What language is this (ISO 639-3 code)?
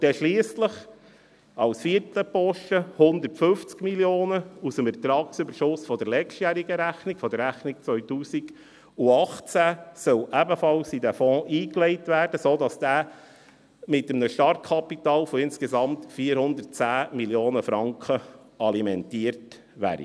gsw